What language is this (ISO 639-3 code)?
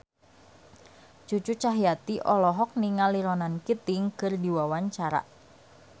sun